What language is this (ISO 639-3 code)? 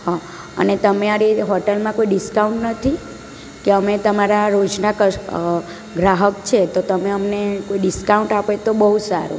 guj